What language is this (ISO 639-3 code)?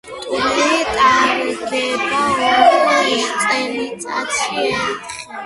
kat